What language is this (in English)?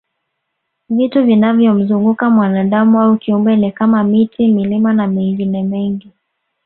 Swahili